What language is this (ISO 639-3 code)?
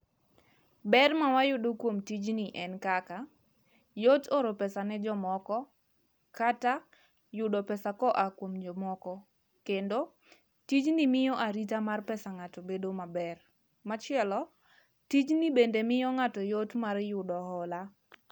luo